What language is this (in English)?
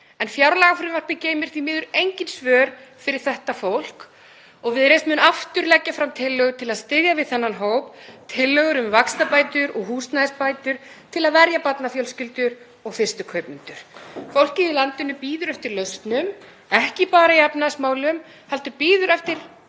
Icelandic